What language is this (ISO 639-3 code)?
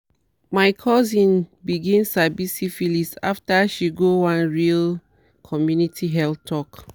pcm